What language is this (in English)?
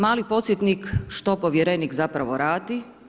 Croatian